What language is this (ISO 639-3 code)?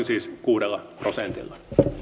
fin